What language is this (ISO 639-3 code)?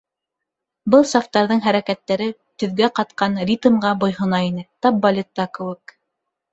bak